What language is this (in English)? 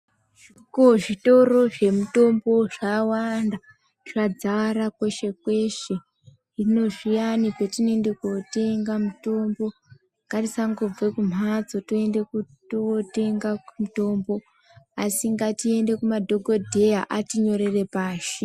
Ndau